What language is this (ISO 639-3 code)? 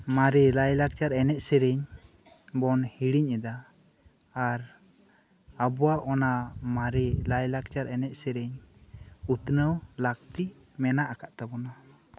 sat